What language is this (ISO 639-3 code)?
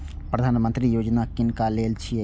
mai